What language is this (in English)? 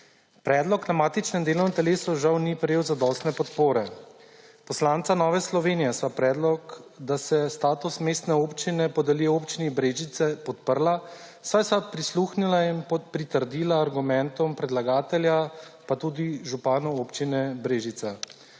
Slovenian